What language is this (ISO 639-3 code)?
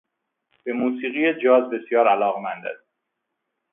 fas